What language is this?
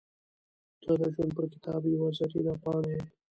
Pashto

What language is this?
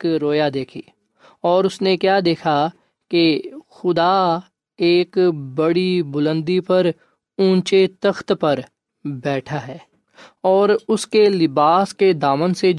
Urdu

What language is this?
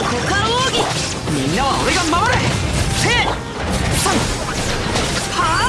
Japanese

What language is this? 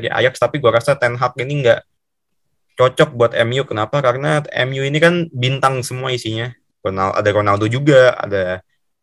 Indonesian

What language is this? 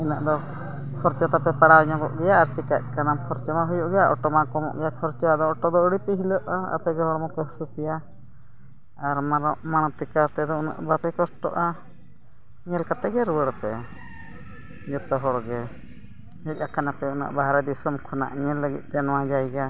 Santali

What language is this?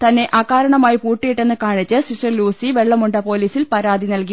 Malayalam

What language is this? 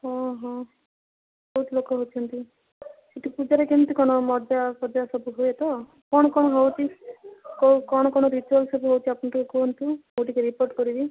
Odia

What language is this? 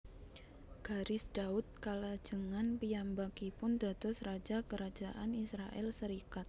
Javanese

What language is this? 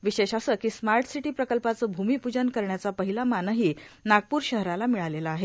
Marathi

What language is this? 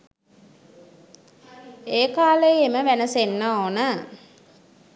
Sinhala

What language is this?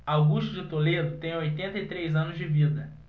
Portuguese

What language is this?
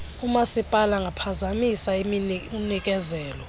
Xhosa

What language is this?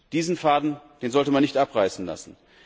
German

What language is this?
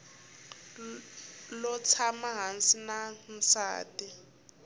Tsonga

